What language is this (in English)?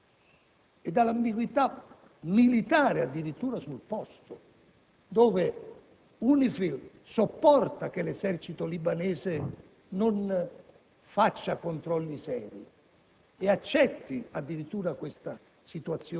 Italian